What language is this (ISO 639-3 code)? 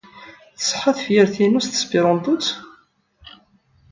kab